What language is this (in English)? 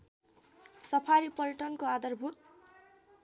Nepali